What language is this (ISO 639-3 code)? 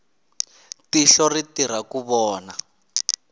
tso